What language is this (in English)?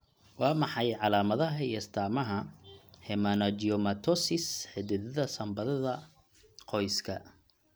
Somali